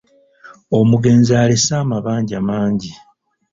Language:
Ganda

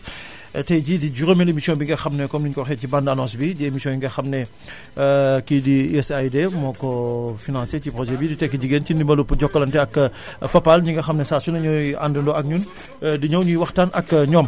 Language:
Wolof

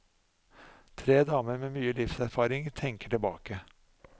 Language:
Norwegian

